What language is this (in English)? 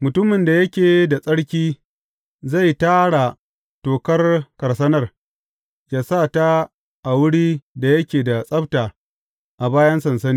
Hausa